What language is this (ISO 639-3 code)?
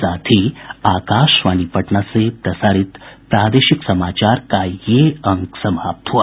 hin